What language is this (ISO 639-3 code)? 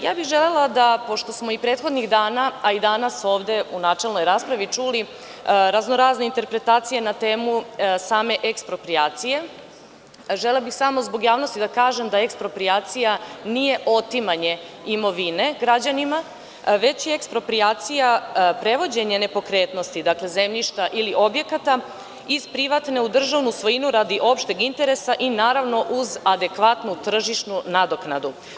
srp